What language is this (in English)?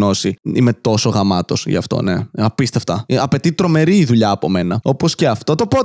Greek